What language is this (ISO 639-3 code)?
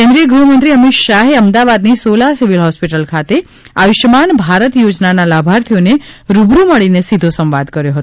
guj